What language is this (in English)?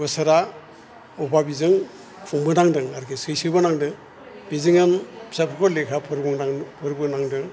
Bodo